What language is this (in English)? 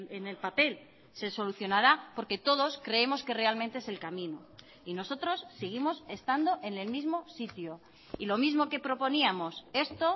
Spanish